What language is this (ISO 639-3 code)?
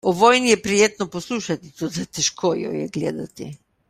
slv